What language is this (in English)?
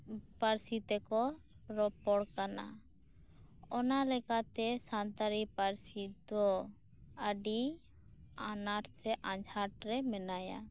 Santali